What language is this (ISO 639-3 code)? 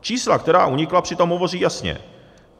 ces